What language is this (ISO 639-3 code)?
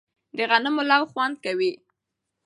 pus